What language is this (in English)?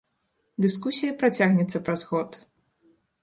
Belarusian